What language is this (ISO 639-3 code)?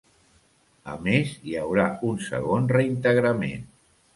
cat